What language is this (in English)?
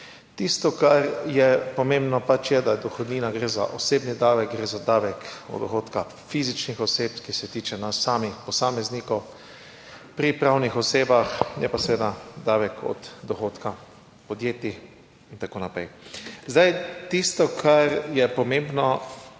Slovenian